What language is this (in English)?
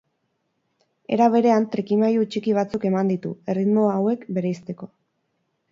Basque